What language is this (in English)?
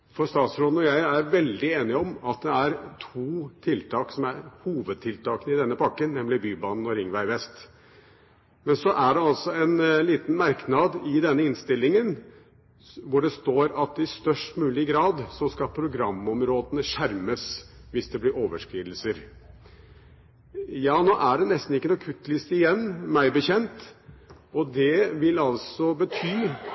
Norwegian Bokmål